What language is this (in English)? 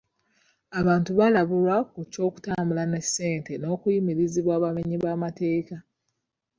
Ganda